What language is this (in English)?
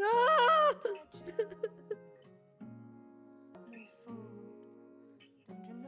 English